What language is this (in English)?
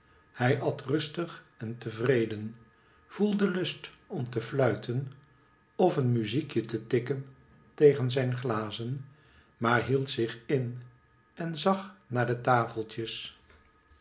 Dutch